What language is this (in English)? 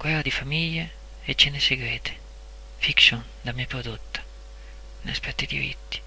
Italian